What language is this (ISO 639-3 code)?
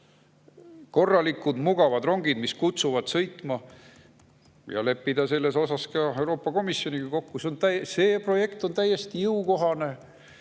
est